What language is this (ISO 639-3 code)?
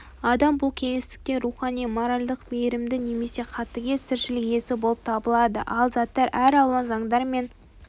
kaz